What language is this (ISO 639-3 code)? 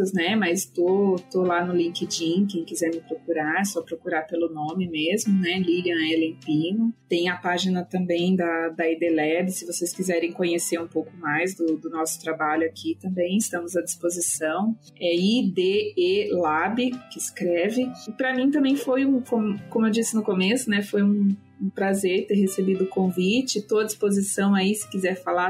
por